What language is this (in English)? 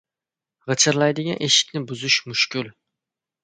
Uzbek